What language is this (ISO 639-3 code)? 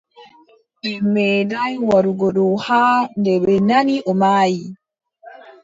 fub